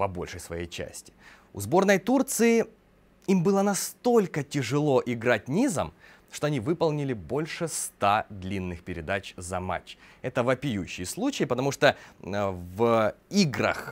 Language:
Russian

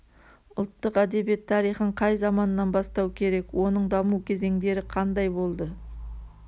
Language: Kazakh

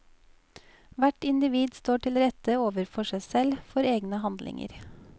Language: Norwegian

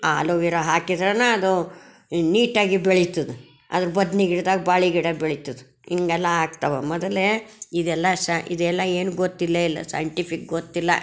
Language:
Kannada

